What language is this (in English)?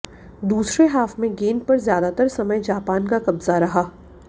Hindi